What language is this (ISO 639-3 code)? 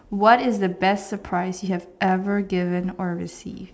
eng